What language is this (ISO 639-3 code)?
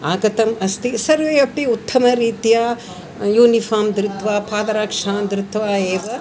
san